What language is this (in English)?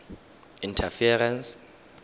Tswana